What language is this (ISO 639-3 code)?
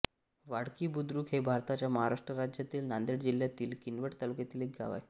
mar